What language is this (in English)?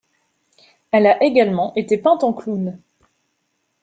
French